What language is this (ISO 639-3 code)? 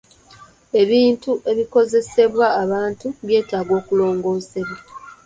lug